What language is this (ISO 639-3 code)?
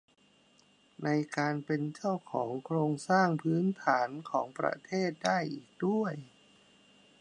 tha